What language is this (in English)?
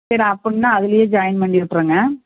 Tamil